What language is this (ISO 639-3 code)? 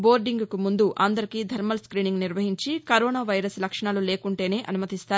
tel